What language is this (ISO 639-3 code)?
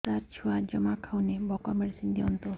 ori